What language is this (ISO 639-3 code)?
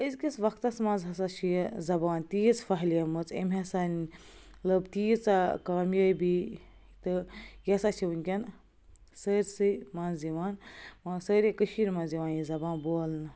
kas